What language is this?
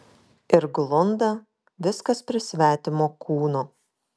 Lithuanian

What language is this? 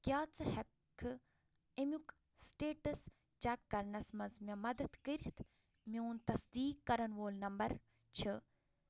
Kashmiri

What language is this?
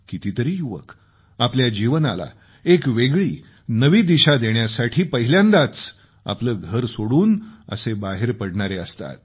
Marathi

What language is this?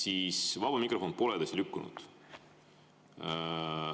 Estonian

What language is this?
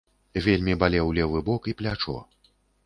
Belarusian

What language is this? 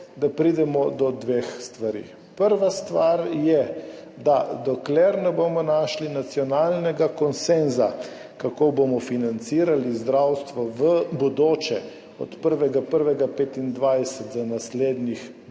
Slovenian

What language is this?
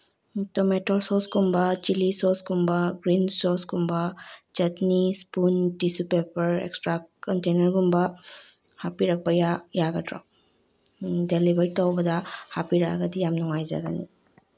Manipuri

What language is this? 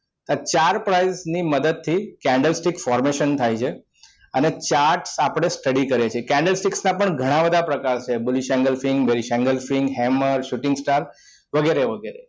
Gujarati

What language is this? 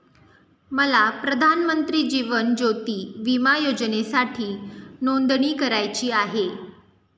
Marathi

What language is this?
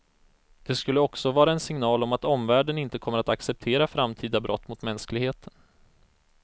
Swedish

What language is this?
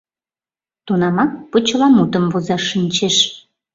Mari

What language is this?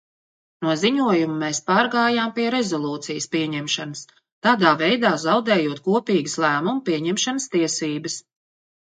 Latvian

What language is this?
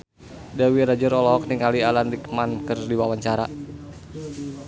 Sundanese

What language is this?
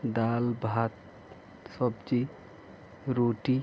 Nepali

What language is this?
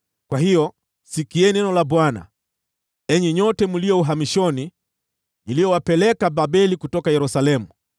Swahili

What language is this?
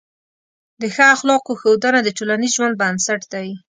Pashto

